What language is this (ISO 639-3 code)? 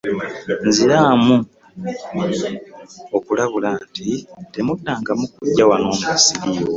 lug